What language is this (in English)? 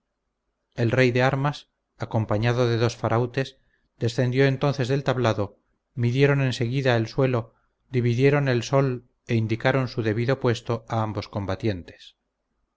Spanish